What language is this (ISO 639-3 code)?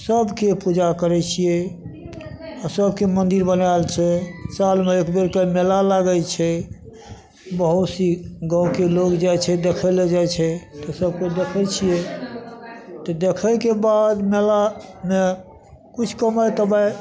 mai